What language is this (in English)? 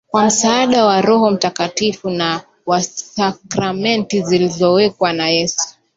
Swahili